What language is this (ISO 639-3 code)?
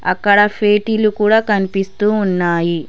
tel